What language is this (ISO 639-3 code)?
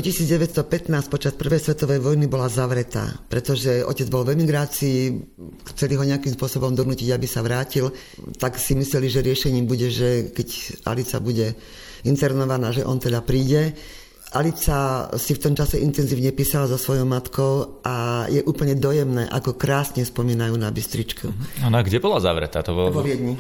slk